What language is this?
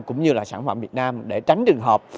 Vietnamese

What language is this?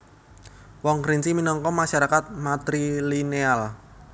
Javanese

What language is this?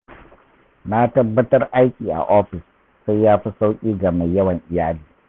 Hausa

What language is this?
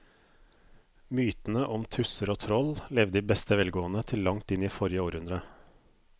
Norwegian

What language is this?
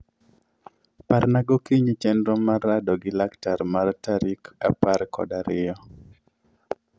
Luo (Kenya and Tanzania)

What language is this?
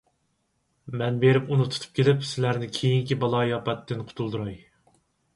Uyghur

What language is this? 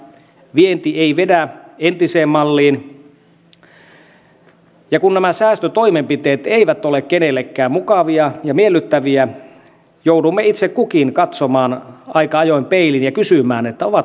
Finnish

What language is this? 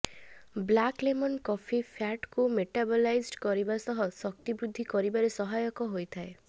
Odia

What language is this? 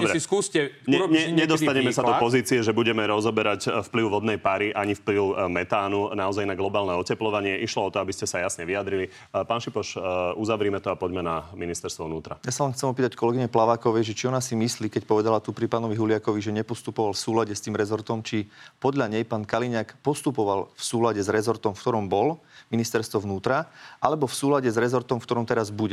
Slovak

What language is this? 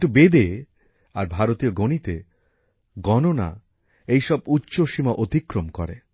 Bangla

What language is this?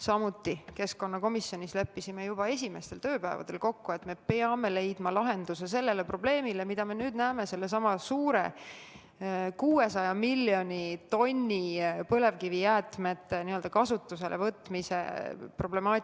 Estonian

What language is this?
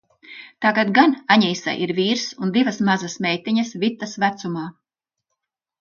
Latvian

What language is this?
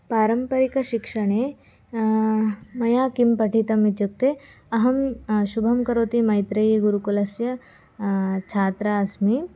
Sanskrit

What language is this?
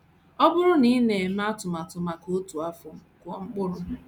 Igbo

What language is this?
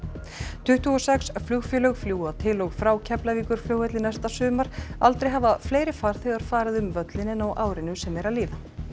Icelandic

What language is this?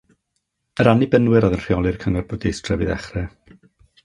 Welsh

